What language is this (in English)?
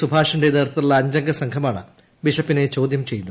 Malayalam